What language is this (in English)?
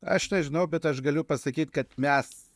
Lithuanian